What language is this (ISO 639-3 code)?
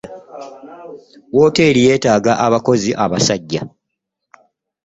lug